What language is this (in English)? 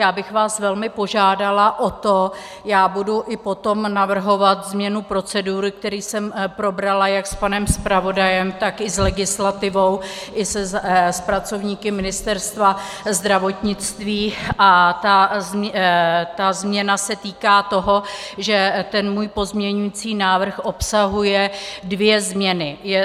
Czech